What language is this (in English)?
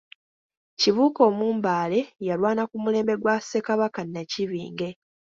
Ganda